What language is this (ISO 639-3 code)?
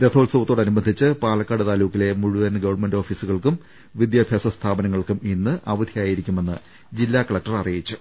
mal